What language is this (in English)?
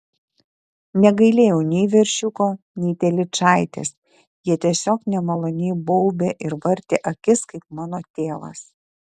Lithuanian